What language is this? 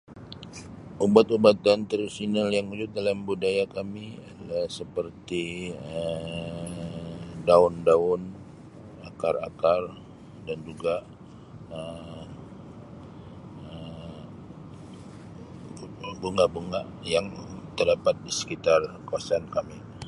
Sabah Malay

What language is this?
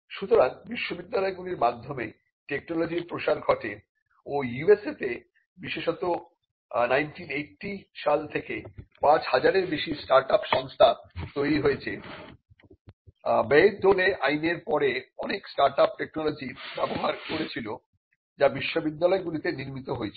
Bangla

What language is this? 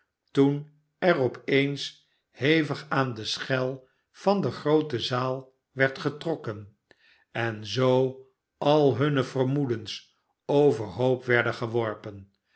Dutch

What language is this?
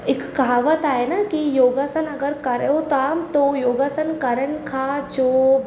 Sindhi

